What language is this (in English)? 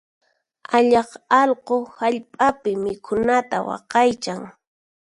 Puno Quechua